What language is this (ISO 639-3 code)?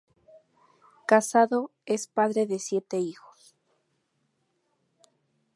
spa